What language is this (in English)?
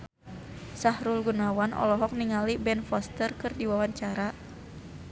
Sundanese